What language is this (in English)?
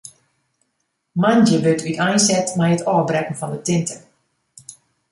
Western Frisian